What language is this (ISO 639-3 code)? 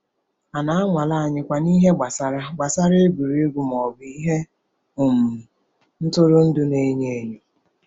ibo